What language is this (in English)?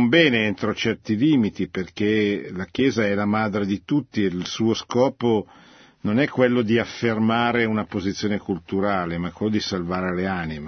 Italian